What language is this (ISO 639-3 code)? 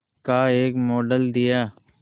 hin